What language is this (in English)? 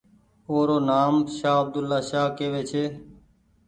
Goaria